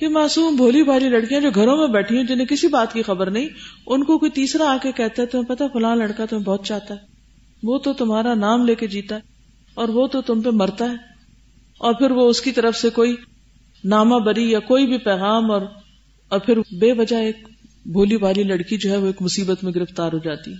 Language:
Urdu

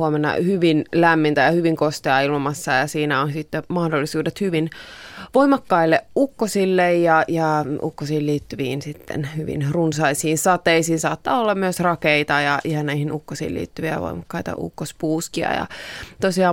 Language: Finnish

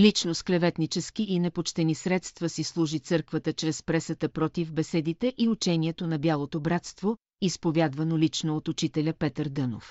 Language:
Bulgarian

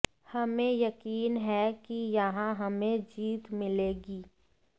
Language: Hindi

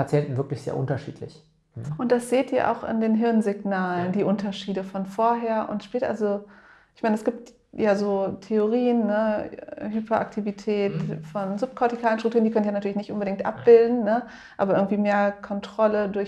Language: German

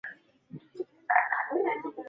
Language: Swahili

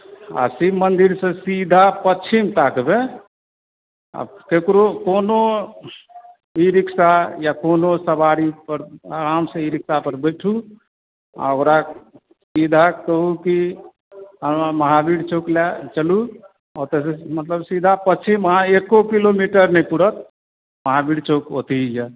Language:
Maithili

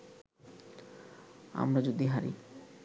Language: Bangla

